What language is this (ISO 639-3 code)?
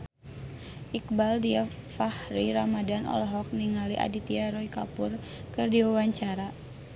sun